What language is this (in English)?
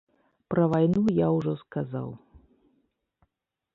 Belarusian